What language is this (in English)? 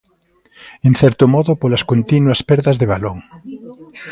Galician